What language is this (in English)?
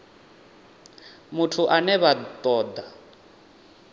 Venda